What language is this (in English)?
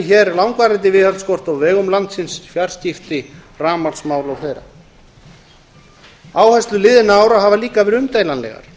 Icelandic